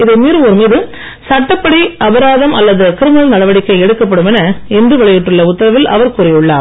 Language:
Tamil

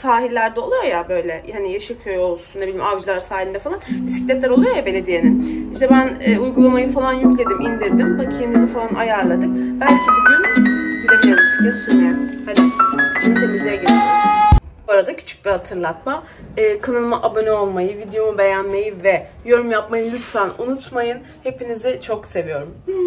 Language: Turkish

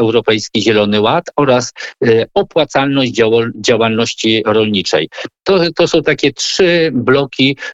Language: Polish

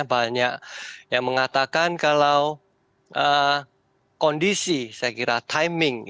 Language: Indonesian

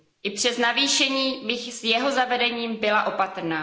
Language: Czech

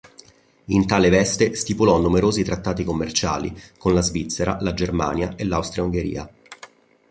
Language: Italian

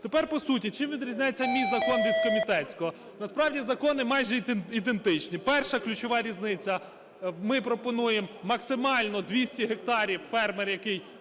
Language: Ukrainian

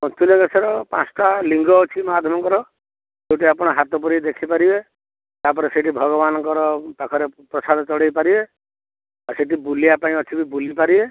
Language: Odia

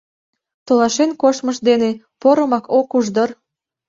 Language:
Mari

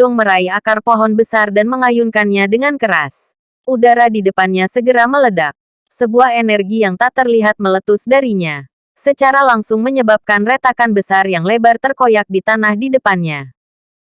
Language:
Indonesian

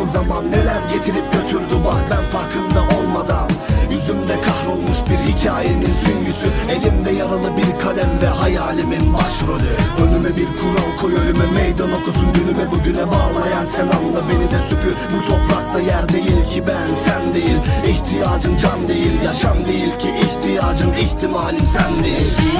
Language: Turkish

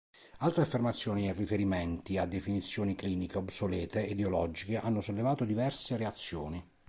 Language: Italian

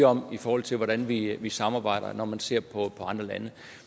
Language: Danish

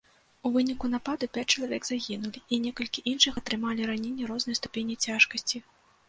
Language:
Belarusian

